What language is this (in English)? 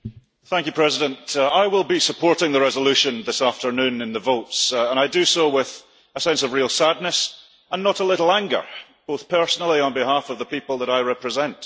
English